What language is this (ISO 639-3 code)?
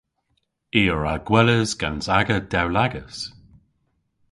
cor